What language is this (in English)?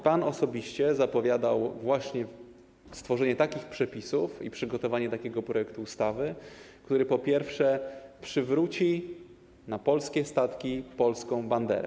Polish